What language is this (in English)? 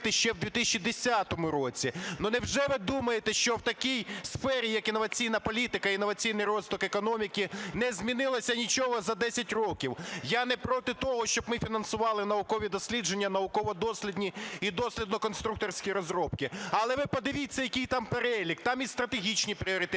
Ukrainian